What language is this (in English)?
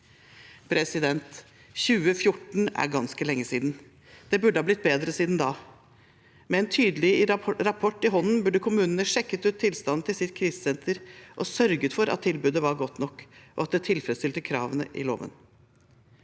Norwegian